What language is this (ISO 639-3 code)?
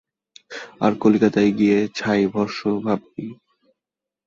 ben